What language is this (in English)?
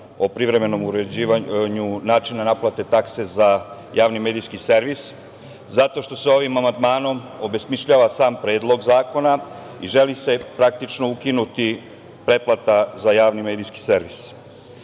Serbian